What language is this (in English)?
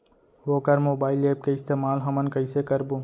Chhattisgarhi